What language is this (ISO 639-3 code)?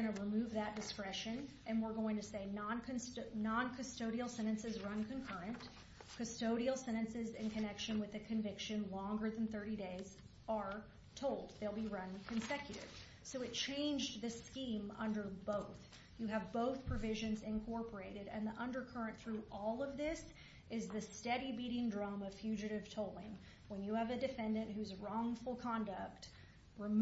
eng